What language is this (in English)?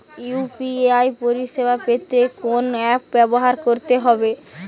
Bangla